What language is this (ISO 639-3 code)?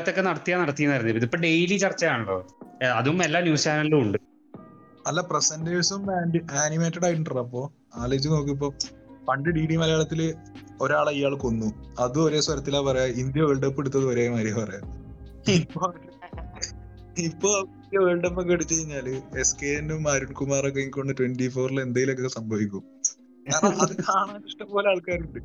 mal